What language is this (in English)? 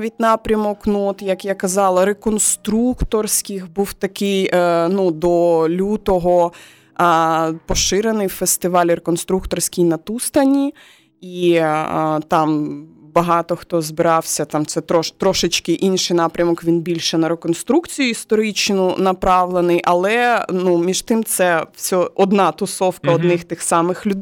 Ukrainian